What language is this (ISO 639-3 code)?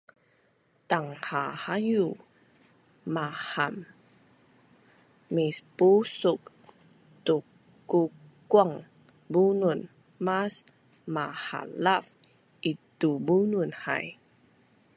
bnn